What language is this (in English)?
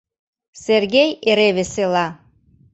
Mari